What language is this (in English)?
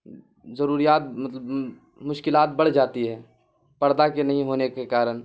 Urdu